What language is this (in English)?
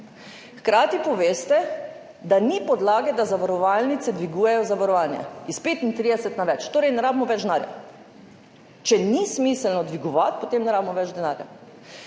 Slovenian